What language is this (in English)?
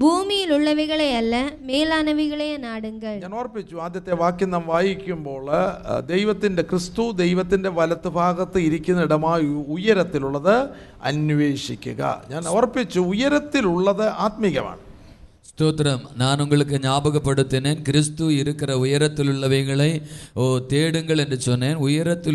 Malayalam